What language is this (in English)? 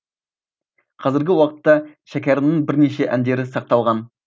Kazakh